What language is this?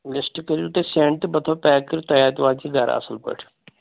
Kashmiri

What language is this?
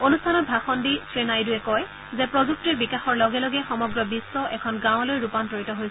Assamese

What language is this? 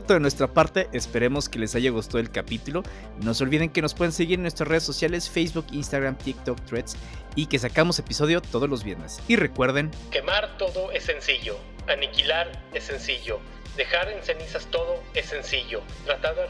Spanish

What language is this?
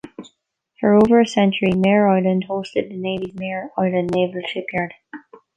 English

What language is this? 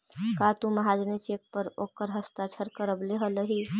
Magahi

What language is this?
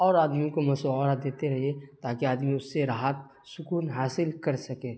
Urdu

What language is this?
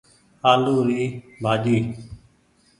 Goaria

